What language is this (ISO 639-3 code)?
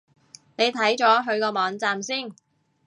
yue